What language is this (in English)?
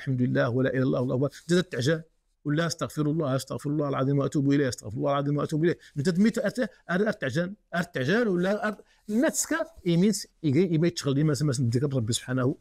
Arabic